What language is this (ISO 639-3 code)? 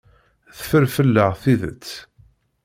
kab